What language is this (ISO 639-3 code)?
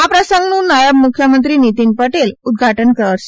guj